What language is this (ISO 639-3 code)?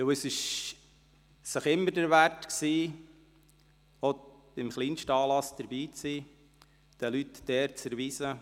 gsw